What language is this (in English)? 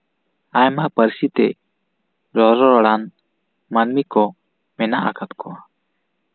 Santali